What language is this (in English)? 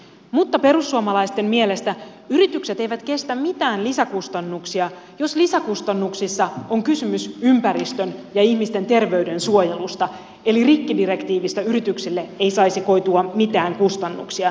Finnish